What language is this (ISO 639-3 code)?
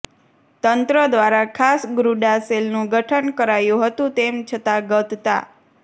guj